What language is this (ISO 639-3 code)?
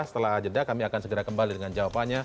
ind